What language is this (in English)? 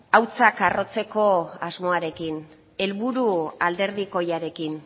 Basque